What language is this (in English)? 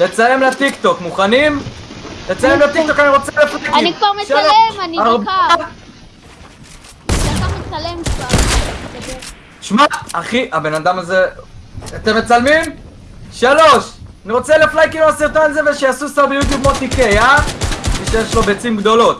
Hebrew